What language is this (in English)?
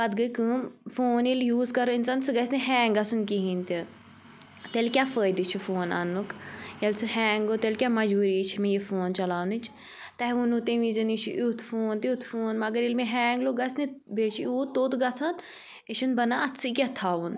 Kashmiri